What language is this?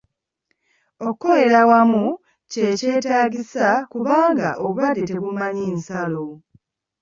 Ganda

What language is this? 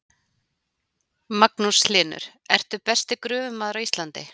Icelandic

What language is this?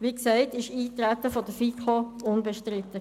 Swiss German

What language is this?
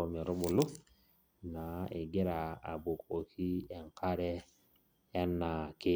Masai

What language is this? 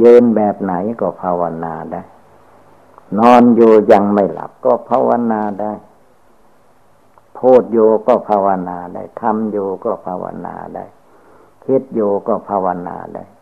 Thai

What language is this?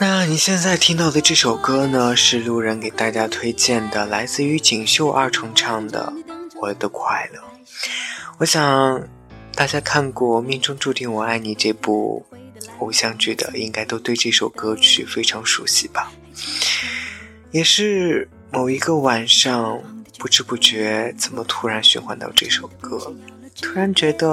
Chinese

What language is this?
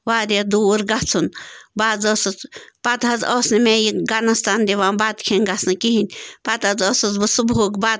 Kashmiri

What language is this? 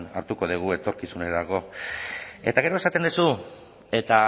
Basque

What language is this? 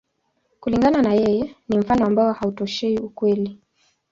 Swahili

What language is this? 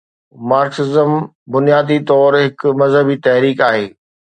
Sindhi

